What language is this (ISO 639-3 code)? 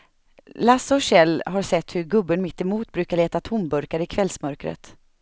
swe